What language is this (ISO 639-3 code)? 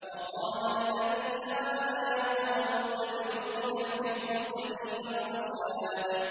ara